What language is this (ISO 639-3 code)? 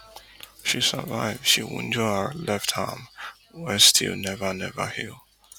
pcm